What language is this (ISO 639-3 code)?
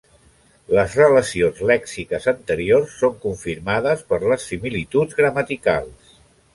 cat